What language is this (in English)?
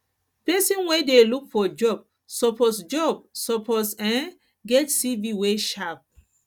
Nigerian Pidgin